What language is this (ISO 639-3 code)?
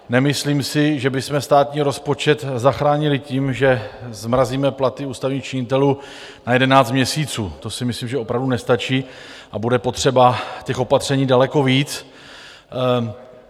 ces